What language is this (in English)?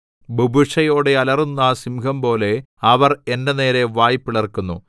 Malayalam